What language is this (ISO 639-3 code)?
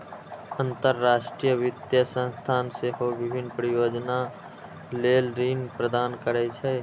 mai